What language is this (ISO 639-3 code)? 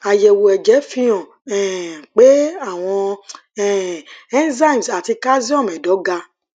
yor